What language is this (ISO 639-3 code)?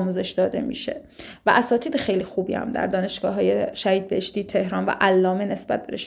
fas